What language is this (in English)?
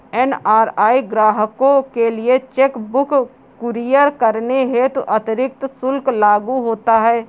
Hindi